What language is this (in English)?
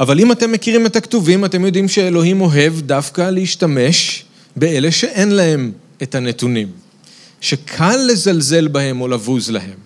Hebrew